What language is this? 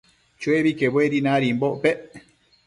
Matsés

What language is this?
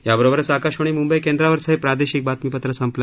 Marathi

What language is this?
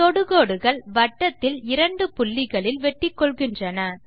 Tamil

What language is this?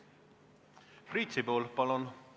Estonian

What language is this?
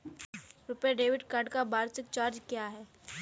Hindi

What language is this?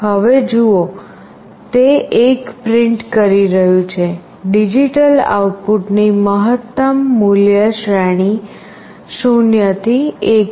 Gujarati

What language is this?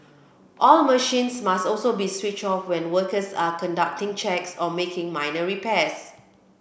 English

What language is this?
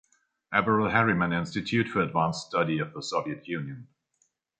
German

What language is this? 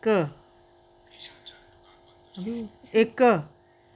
Dogri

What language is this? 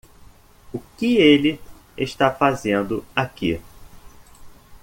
Portuguese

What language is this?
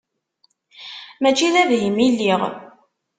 Kabyle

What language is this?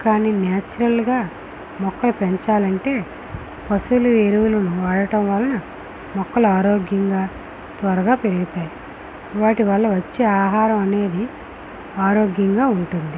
Telugu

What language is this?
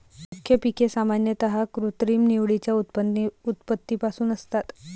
Marathi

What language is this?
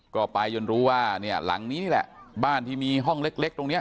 Thai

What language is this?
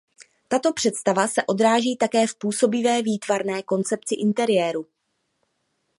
Czech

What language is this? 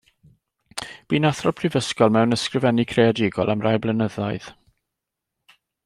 Welsh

